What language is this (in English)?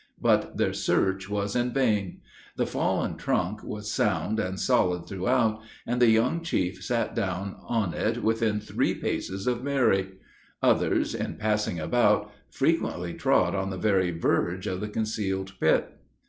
English